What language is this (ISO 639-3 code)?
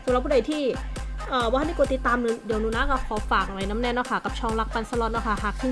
tha